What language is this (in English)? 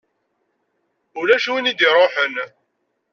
Kabyle